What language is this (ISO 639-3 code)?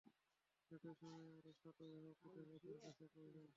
ben